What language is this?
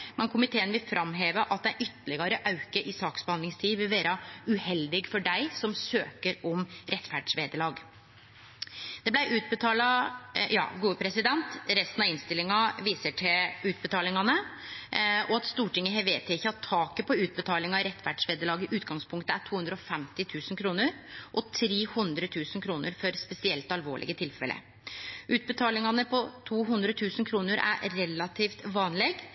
Norwegian Nynorsk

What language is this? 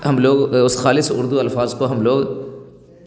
Urdu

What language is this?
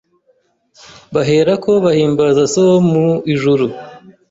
Kinyarwanda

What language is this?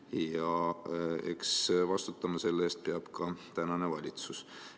Estonian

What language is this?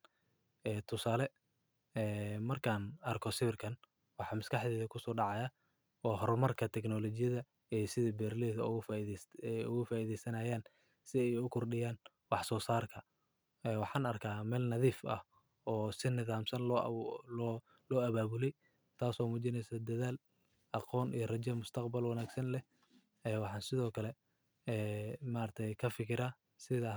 Somali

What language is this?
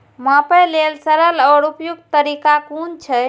Maithili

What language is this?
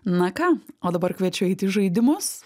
Lithuanian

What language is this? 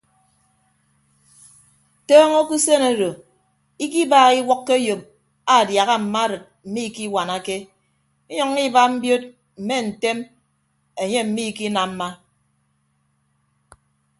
Ibibio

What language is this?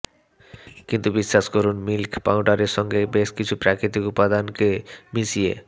Bangla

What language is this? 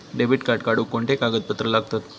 Marathi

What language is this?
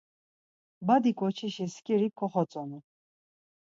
Laz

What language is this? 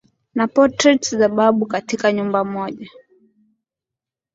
Swahili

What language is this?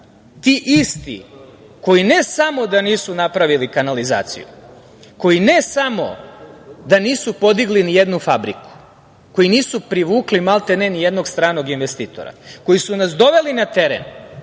Serbian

